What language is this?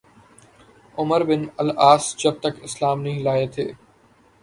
Urdu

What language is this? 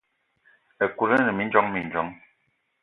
Eton (Cameroon)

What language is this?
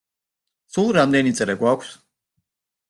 Georgian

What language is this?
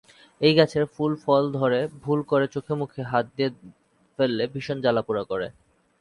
Bangla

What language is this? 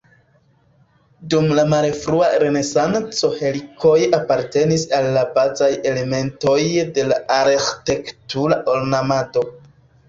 Esperanto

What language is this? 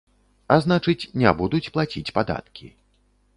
Belarusian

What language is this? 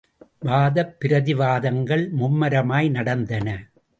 Tamil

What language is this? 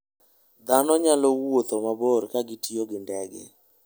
Luo (Kenya and Tanzania)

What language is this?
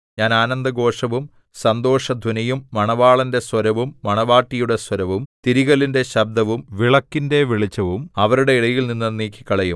Malayalam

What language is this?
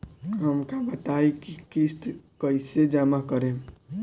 Bhojpuri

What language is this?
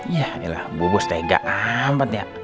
Indonesian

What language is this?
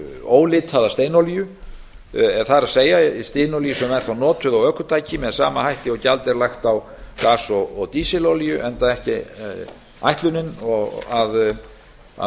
Icelandic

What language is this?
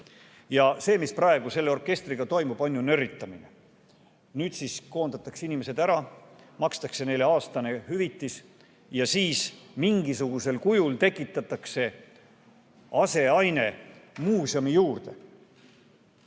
Estonian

